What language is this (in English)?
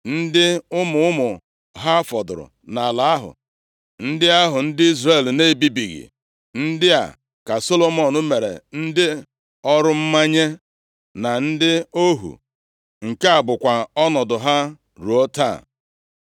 Igbo